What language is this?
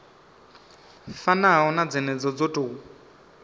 Venda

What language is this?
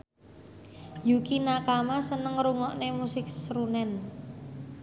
Javanese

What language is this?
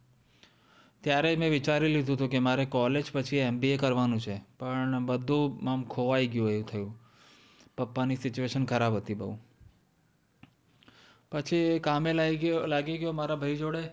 Gujarati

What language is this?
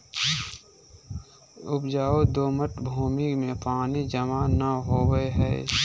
Magahi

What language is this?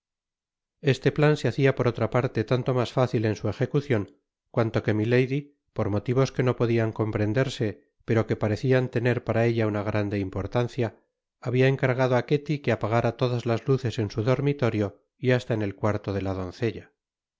Spanish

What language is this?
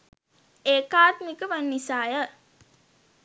Sinhala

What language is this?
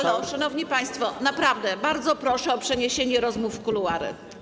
Polish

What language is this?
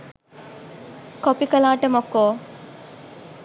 Sinhala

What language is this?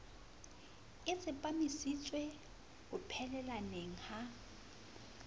Southern Sotho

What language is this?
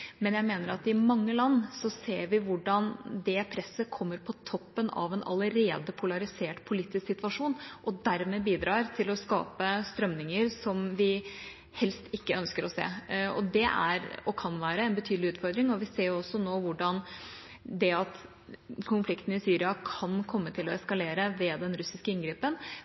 Norwegian Bokmål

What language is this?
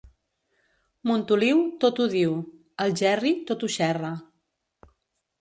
Catalan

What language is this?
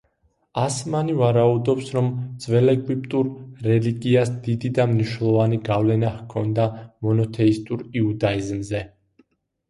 Georgian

